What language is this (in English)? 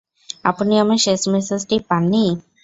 Bangla